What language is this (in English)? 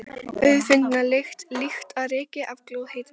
Icelandic